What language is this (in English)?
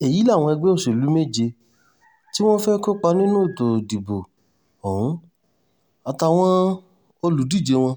Yoruba